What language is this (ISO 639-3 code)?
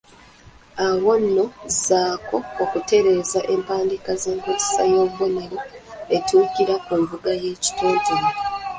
lug